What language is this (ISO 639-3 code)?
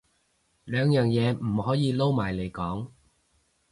yue